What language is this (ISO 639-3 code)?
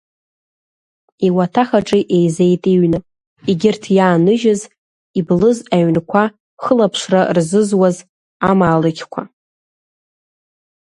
abk